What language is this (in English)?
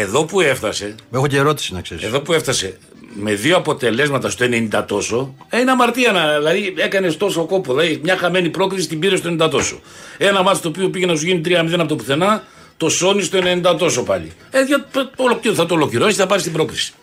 Greek